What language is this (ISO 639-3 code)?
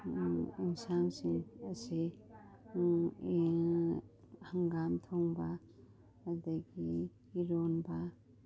mni